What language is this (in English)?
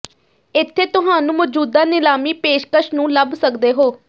Punjabi